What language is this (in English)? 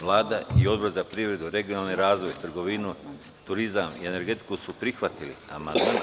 Serbian